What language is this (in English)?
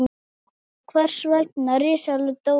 Icelandic